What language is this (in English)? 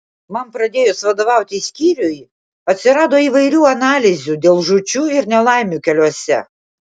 Lithuanian